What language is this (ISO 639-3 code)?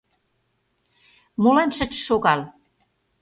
chm